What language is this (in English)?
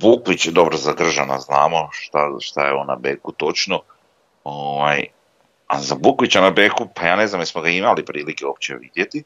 Croatian